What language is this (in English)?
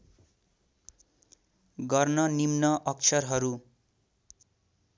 Nepali